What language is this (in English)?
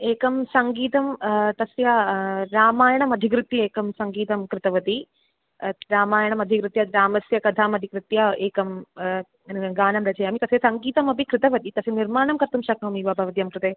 Sanskrit